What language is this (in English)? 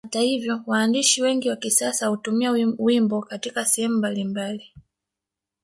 Swahili